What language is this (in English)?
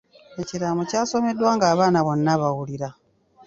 Ganda